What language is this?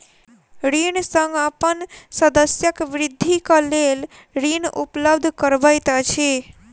Maithili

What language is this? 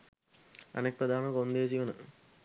Sinhala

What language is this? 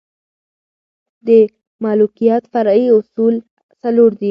Pashto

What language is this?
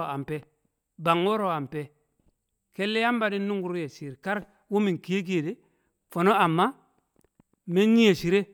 Kamo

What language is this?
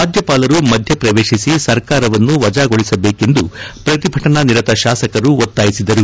Kannada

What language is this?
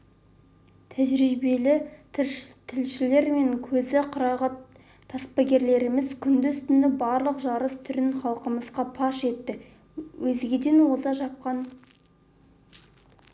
Kazakh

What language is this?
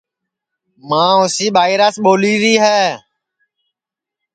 Sansi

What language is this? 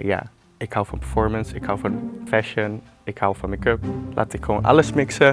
Dutch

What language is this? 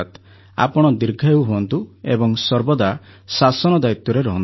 Odia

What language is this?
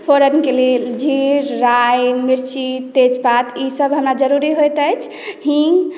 Maithili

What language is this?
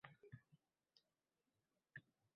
Uzbek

